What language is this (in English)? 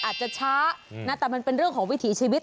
Thai